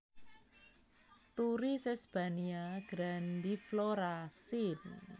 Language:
Javanese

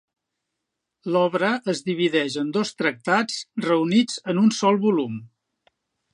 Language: Catalan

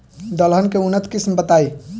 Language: Bhojpuri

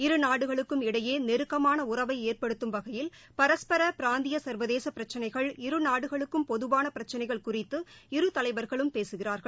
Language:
Tamil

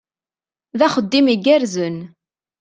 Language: Kabyle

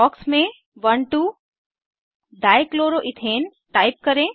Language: Hindi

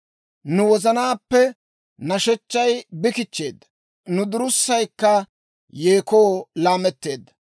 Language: Dawro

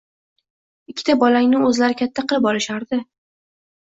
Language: Uzbek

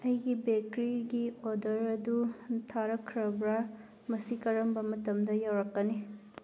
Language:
Manipuri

